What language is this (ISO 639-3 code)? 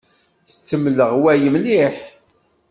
kab